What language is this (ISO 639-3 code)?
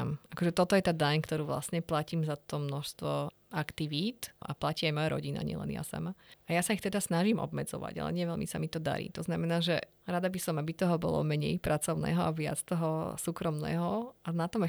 slk